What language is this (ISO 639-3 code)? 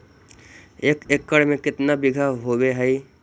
mag